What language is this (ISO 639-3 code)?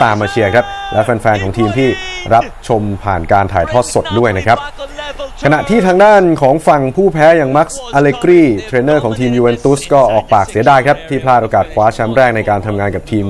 tha